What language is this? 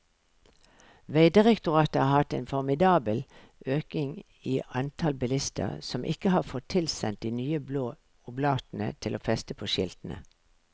Norwegian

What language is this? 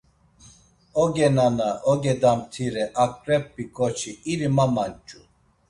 Laz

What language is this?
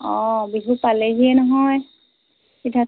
Assamese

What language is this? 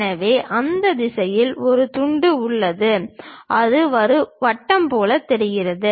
Tamil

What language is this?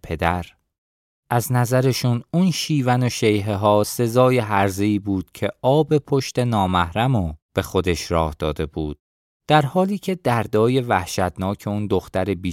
Persian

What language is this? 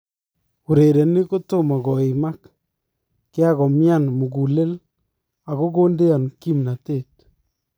Kalenjin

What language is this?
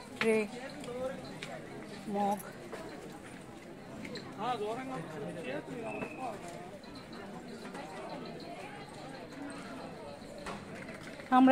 Arabic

